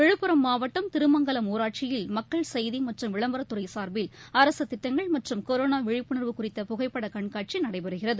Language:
Tamil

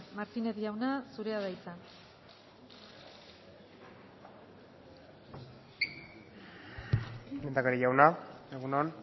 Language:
Basque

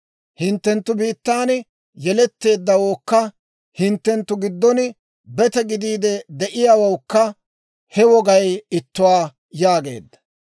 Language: Dawro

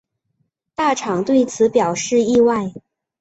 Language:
Chinese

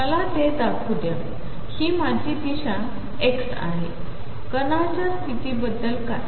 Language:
Marathi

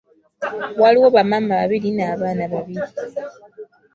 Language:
Ganda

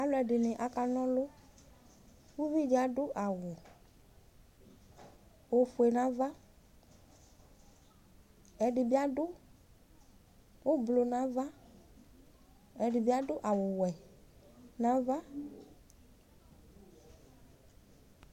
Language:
Ikposo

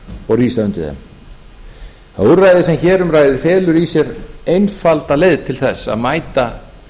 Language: Icelandic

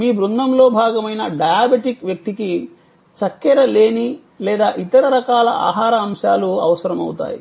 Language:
Telugu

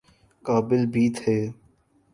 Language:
Urdu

